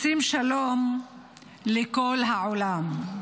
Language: Hebrew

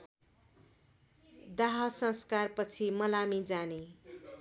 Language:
Nepali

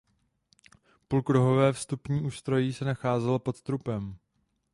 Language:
Czech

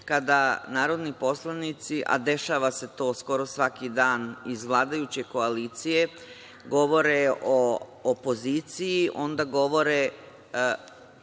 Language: Serbian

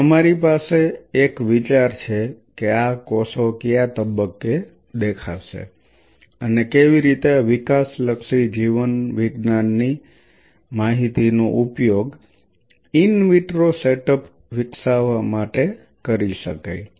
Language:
Gujarati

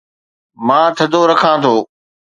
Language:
Sindhi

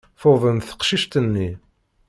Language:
Kabyle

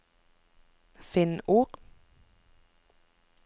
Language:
Norwegian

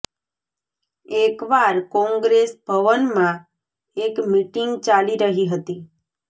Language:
Gujarati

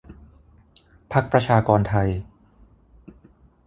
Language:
Thai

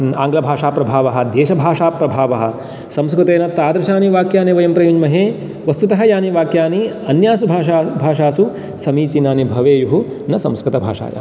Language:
Sanskrit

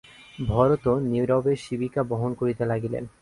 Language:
Bangla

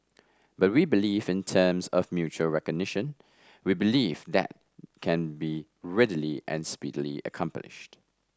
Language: English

